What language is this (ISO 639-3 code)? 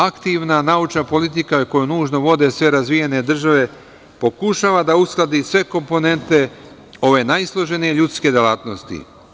srp